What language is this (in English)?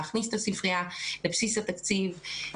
Hebrew